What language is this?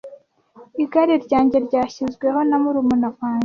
Kinyarwanda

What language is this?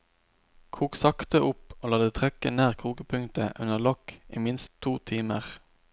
Norwegian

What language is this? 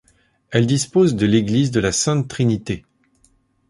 French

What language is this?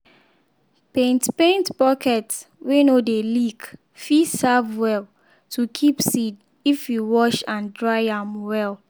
Nigerian Pidgin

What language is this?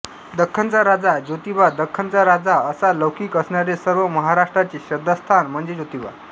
Marathi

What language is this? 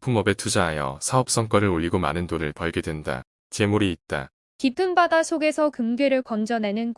Korean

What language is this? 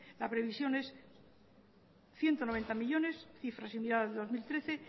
Spanish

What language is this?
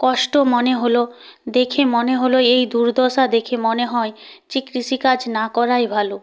Bangla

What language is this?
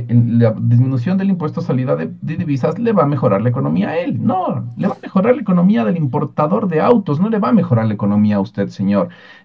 Spanish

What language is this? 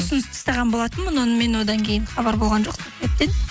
Kazakh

